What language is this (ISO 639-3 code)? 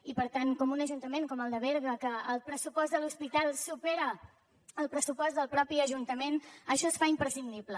cat